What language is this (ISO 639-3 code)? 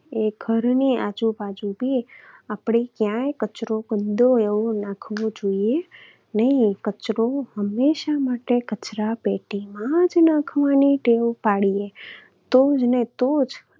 guj